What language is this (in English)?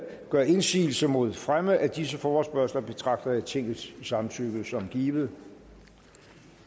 Danish